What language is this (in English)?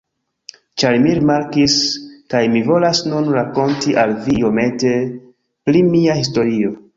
Esperanto